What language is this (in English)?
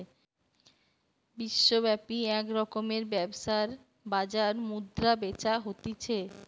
Bangla